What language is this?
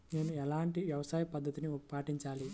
Telugu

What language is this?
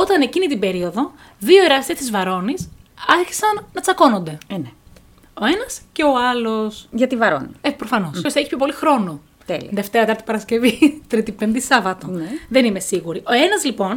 Greek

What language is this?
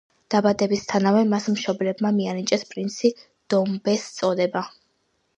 Georgian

